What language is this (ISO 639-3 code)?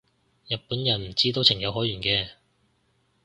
yue